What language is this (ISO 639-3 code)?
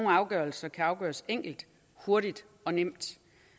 dan